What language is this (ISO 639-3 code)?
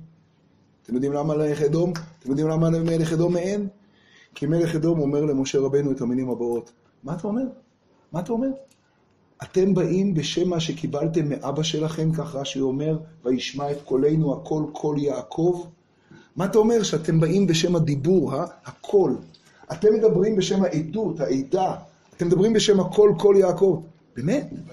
heb